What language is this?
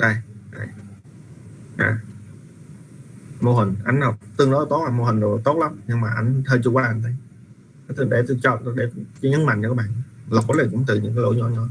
Vietnamese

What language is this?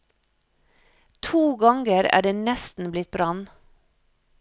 Norwegian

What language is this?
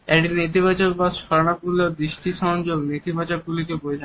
Bangla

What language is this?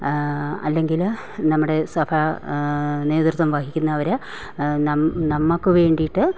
Malayalam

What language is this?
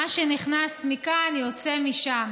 Hebrew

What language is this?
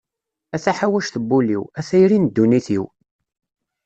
Kabyle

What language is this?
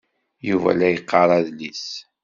Kabyle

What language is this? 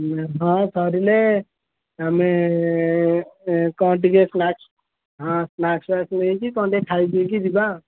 Odia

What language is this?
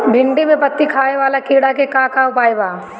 Bhojpuri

